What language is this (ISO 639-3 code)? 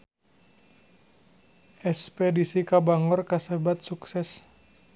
sun